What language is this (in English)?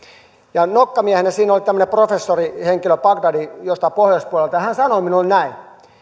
Finnish